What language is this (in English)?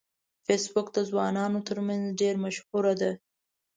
Pashto